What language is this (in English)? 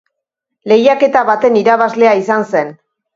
Basque